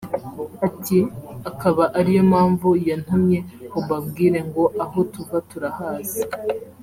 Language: Kinyarwanda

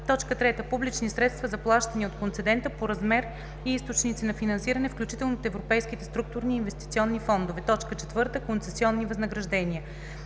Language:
Bulgarian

